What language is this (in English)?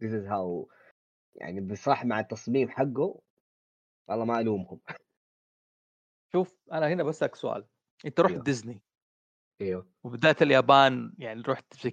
Arabic